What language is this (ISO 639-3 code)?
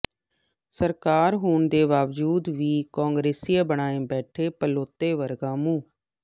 pan